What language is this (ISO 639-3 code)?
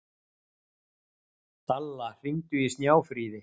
isl